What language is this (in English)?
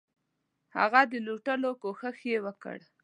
Pashto